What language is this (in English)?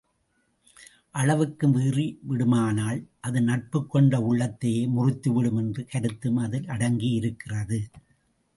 Tamil